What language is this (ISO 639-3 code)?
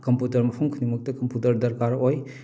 mni